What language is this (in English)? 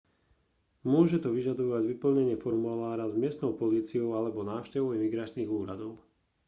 Slovak